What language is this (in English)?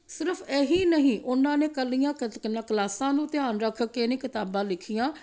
Punjabi